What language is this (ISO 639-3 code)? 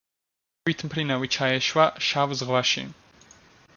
kat